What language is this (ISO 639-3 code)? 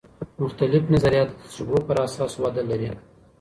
pus